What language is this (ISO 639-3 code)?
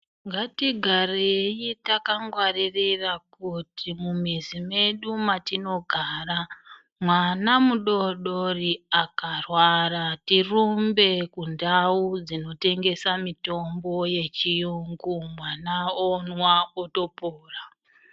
ndc